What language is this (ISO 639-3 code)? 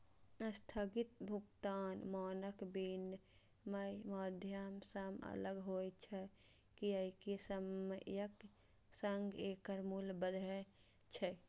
mai